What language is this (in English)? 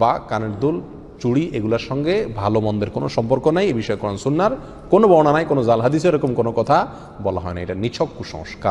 Indonesian